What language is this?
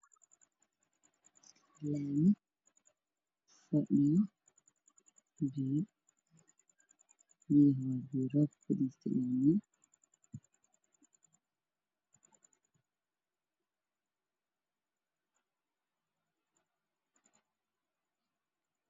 Somali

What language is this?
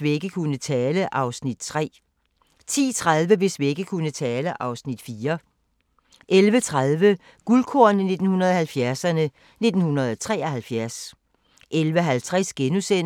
Danish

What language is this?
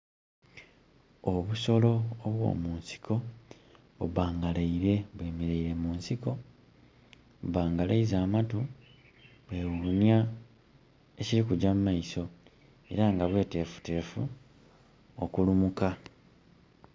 Soga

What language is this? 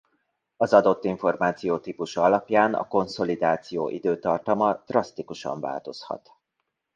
Hungarian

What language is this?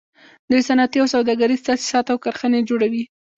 Pashto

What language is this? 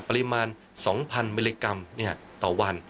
Thai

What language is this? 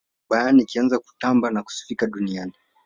Swahili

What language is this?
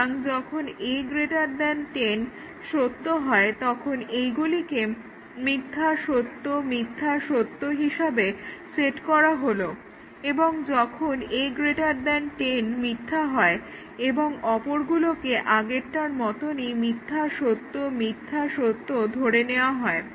Bangla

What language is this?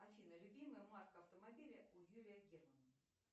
Russian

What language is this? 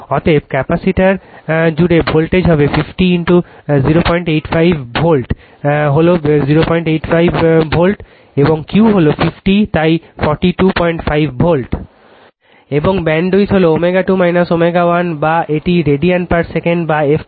Bangla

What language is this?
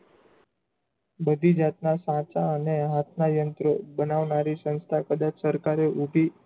Gujarati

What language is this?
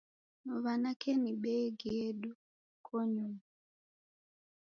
Taita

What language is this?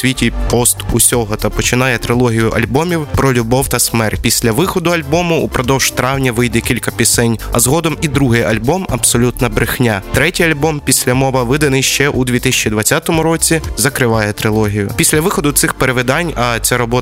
Ukrainian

